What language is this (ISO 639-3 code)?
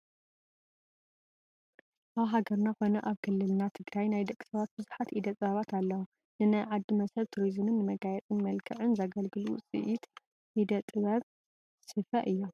tir